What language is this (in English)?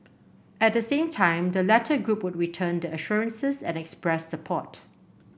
English